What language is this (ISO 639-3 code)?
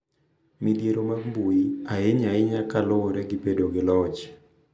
luo